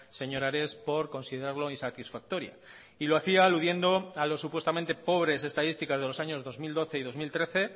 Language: Spanish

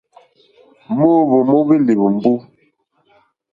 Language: Mokpwe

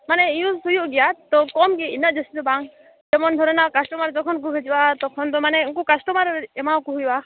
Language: Santali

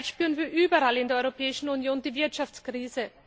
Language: German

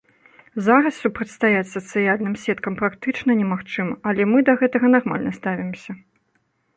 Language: Belarusian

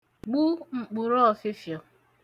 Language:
Igbo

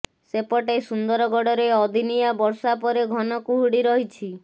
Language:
Odia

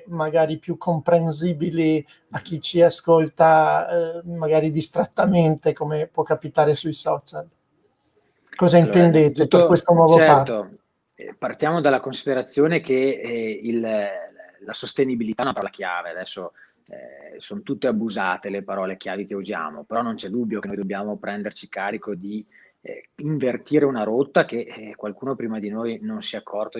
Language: Italian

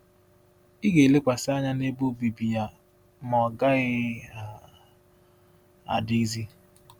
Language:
Igbo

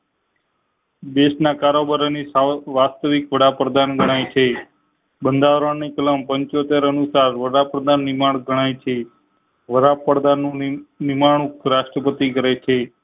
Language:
Gujarati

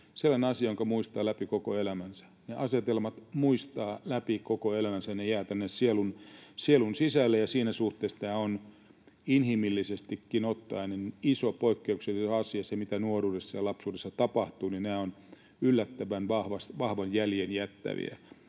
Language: Finnish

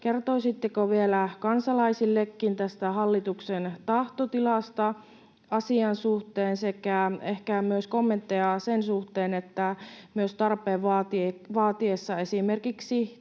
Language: Finnish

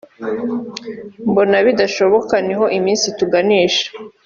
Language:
Kinyarwanda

